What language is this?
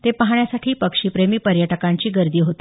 Marathi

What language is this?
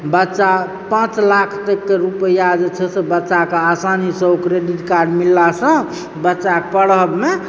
Maithili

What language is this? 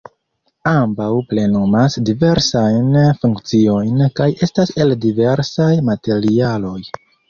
Esperanto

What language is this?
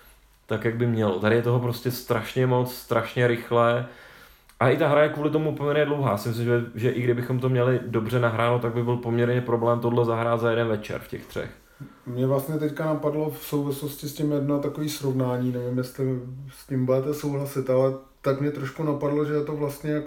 Czech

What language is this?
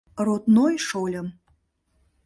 Mari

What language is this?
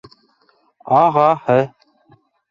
Bashkir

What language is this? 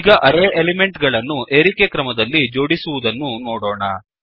Kannada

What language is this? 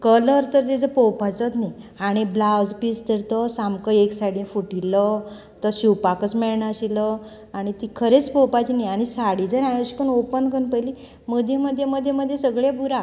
Konkani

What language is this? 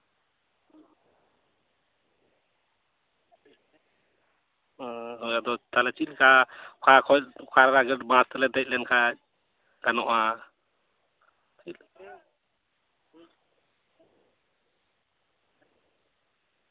Santali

